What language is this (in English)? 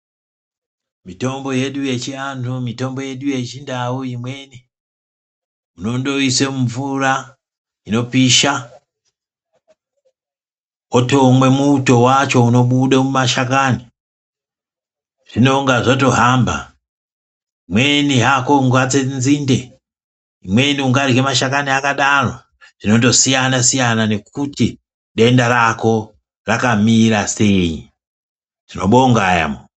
Ndau